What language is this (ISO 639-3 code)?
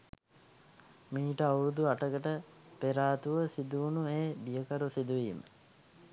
sin